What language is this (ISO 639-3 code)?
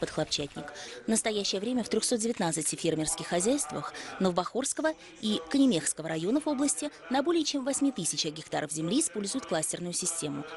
rus